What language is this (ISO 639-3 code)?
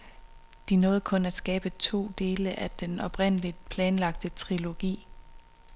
dan